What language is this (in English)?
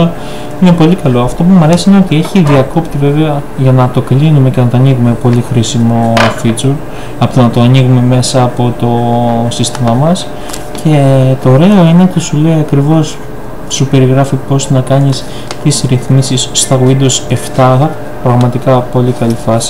Greek